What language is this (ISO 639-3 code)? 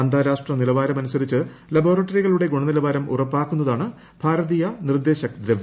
mal